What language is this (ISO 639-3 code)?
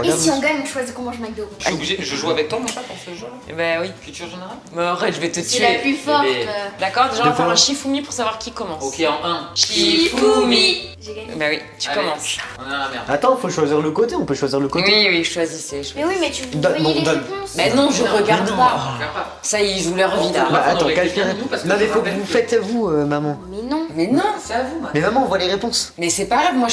fra